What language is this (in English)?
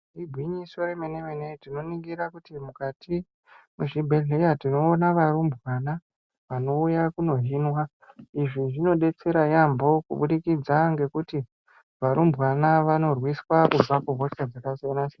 Ndau